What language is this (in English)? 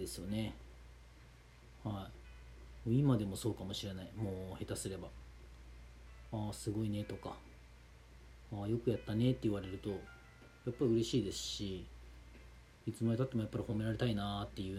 Japanese